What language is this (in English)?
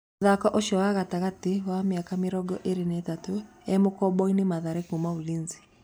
Kikuyu